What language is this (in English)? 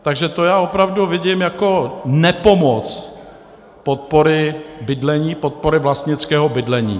Czech